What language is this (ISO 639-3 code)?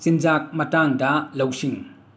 mni